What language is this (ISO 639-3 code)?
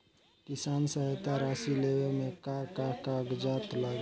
bho